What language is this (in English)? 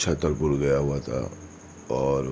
Urdu